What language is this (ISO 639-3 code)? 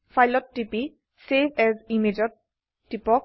asm